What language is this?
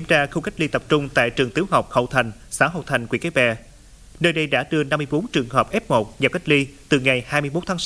Vietnamese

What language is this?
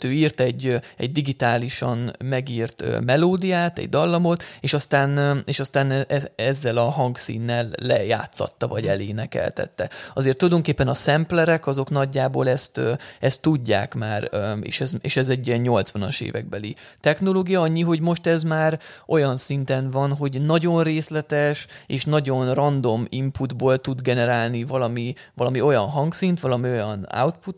Hungarian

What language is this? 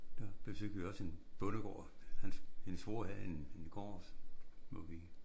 Danish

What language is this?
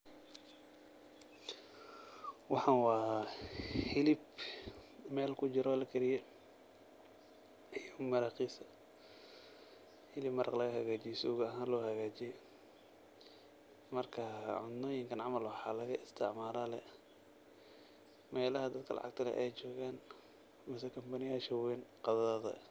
Somali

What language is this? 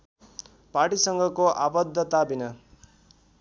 Nepali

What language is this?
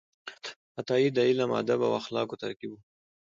Pashto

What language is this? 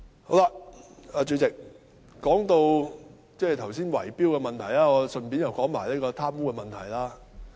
Cantonese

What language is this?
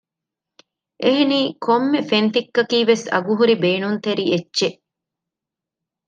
Divehi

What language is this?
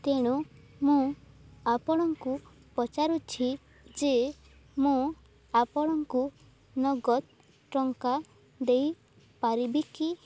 Odia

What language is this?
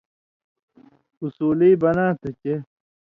Indus Kohistani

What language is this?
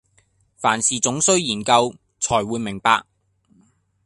Cantonese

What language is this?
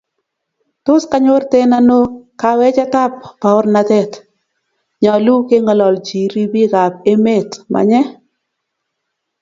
Kalenjin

